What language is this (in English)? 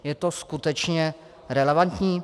Czech